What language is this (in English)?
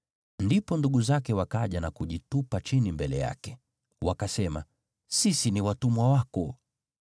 Swahili